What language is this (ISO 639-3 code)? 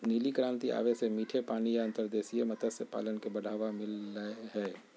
mag